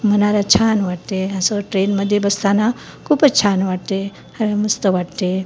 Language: Marathi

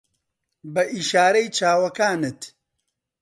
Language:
Central Kurdish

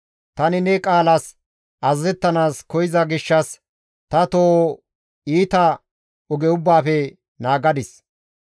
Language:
Gamo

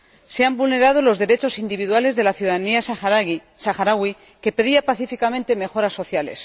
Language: Spanish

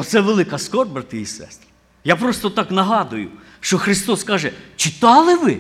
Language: Ukrainian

